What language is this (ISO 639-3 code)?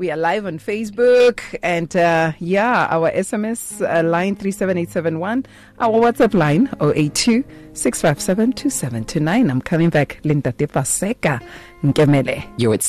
eng